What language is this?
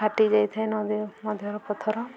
Odia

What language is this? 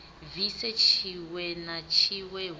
Venda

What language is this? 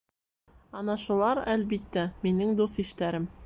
Bashkir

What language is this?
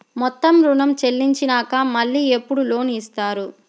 Telugu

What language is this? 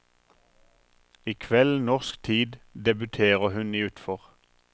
Norwegian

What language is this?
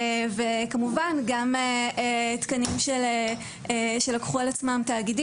Hebrew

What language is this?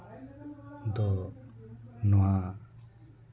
Santali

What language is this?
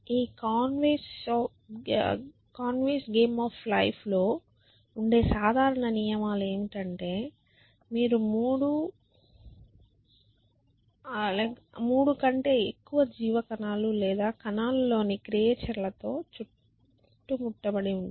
Telugu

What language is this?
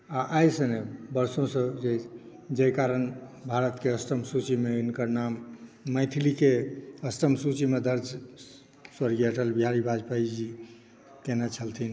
Maithili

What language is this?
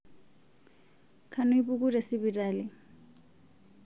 Masai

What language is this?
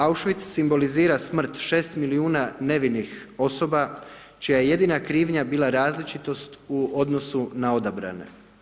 Croatian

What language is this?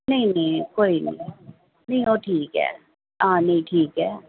Dogri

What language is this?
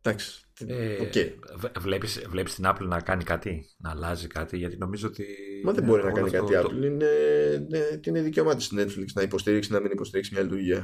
Greek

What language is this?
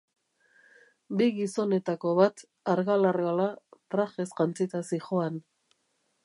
Basque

